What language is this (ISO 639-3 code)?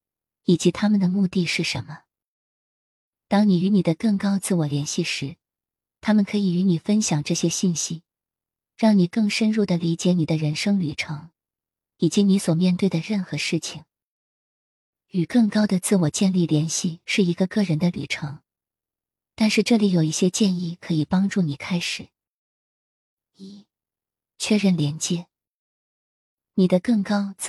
zho